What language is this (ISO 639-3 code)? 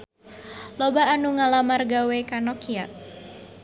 sun